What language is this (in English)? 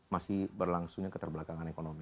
Indonesian